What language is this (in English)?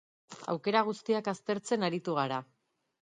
Basque